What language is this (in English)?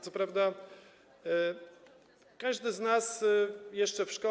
Polish